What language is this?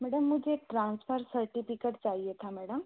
Hindi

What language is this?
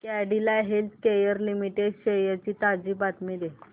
Marathi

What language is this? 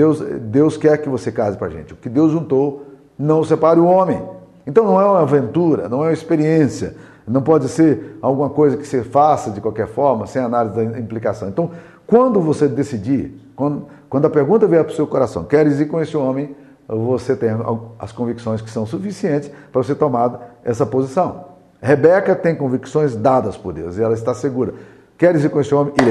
Portuguese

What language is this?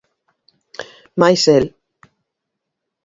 Galician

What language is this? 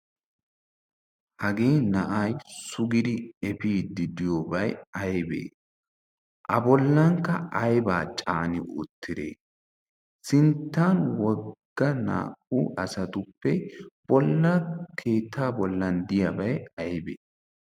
Wolaytta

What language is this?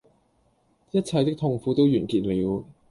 Cantonese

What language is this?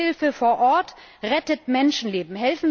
German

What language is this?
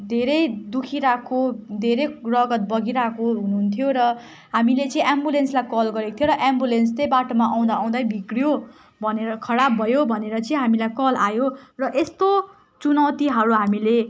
Nepali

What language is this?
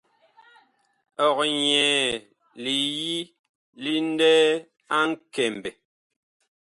Bakoko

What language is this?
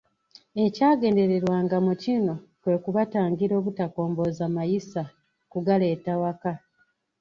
Ganda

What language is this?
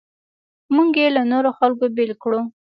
Pashto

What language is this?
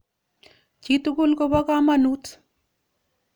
Kalenjin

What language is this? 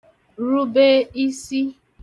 Igbo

